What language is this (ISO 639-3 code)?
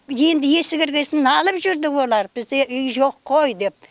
kaz